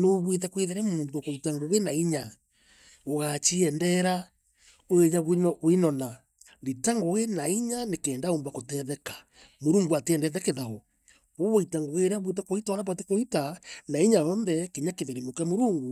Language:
Meru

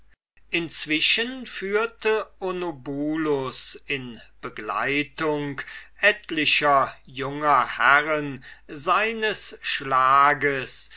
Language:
German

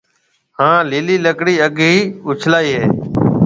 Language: Marwari (Pakistan)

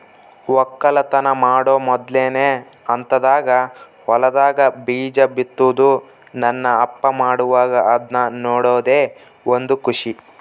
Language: Kannada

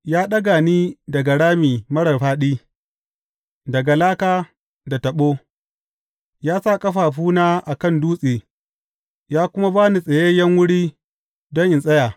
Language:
Hausa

